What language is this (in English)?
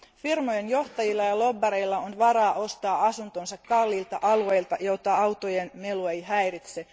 Finnish